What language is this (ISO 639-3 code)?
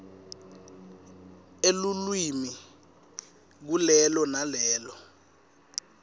ssw